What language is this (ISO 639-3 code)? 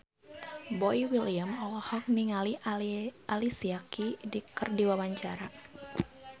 sun